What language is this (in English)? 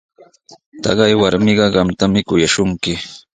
Sihuas Ancash Quechua